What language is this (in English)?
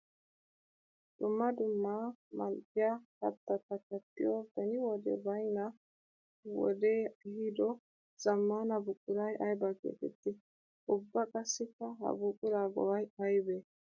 Wolaytta